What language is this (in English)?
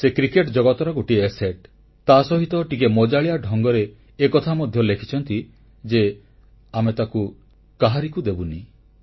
Odia